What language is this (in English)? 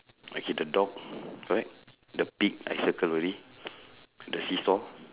English